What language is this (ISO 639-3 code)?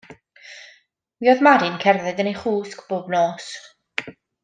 cym